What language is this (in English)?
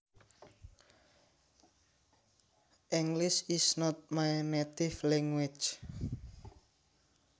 Javanese